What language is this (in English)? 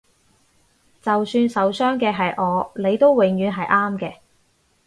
Cantonese